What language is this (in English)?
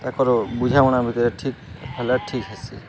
Odia